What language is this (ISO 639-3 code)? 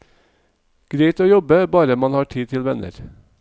nor